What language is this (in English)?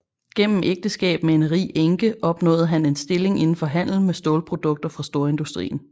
Danish